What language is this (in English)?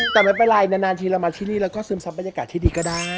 Thai